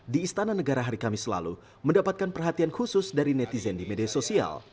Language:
Indonesian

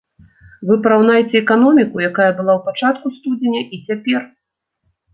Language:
Belarusian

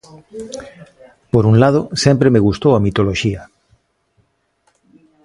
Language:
Galician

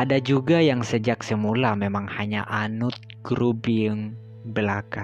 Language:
Indonesian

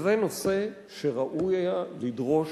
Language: Hebrew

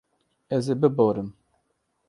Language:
Kurdish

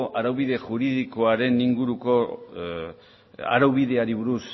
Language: Basque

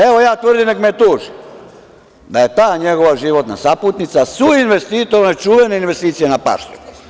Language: Serbian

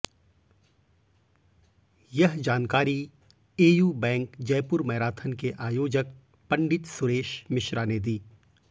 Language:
Hindi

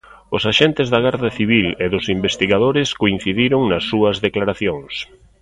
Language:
Galician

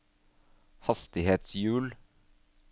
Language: Norwegian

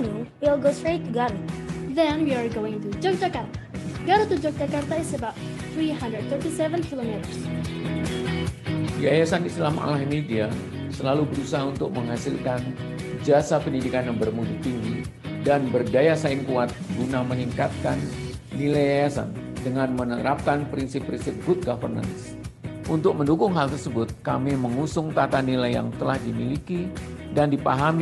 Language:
Indonesian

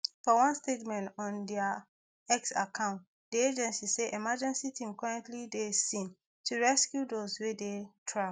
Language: Nigerian Pidgin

